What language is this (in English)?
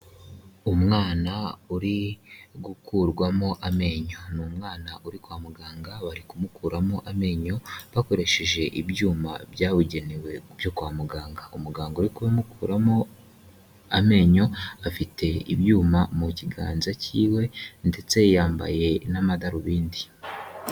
Kinyarwanda